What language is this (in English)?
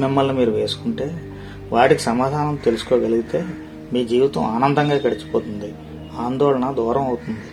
Telugu